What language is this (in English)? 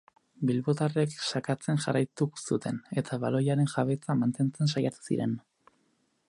Basque